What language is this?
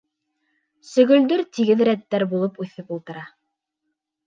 Bashkir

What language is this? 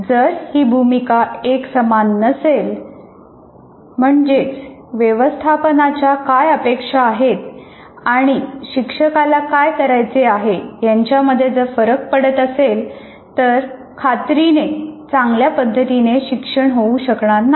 Marathi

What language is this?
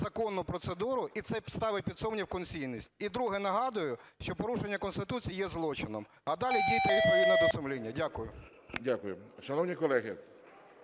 Ukrainian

